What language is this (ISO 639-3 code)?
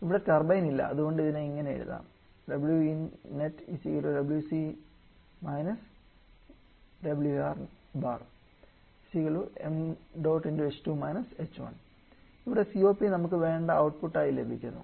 mal